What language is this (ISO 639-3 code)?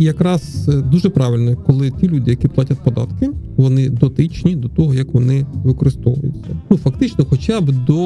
ukr